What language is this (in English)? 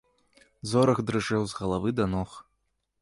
Belarusian